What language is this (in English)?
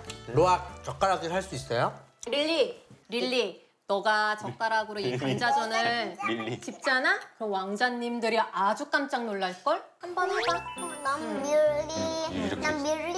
Korean